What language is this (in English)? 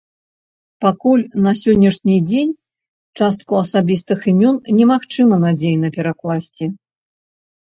Belarusian